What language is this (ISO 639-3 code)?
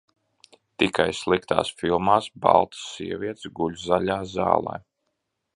lav